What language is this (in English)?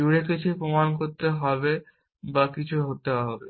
Bangla